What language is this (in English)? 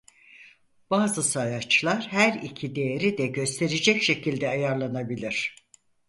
Turkish